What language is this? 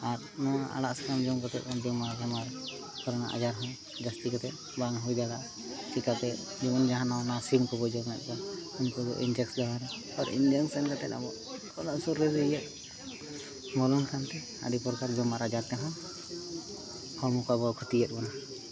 Santali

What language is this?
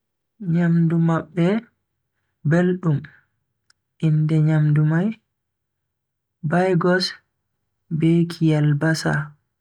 Bagirmi Fulfulde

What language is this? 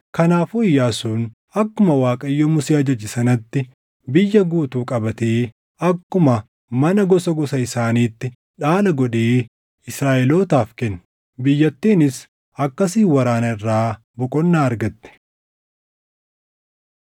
Oromo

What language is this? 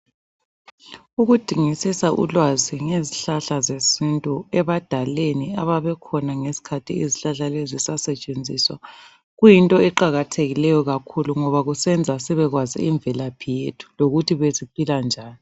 North Ndebele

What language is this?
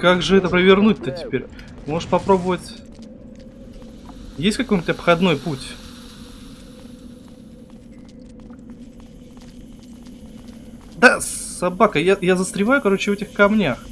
Russian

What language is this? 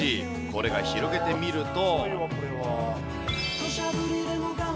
Japanese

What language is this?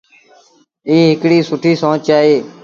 Sindhi Bhil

